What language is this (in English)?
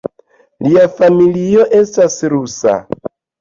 Esperanto